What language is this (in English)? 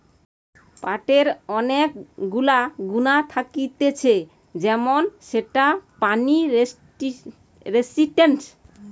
Bangla